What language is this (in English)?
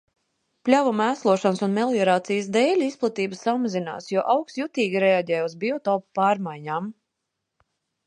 Latvian